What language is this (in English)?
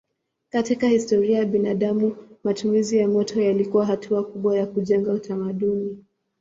Swahili